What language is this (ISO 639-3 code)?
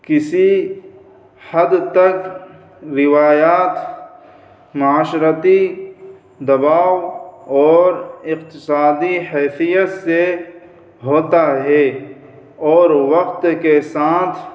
urd